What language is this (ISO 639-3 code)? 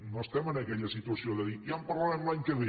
cat